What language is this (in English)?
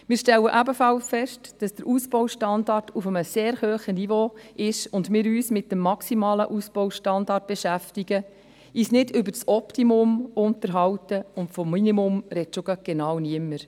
Swiss German